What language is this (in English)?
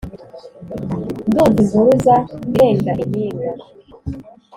Kinyarwanda